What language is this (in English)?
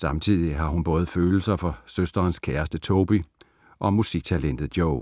Danish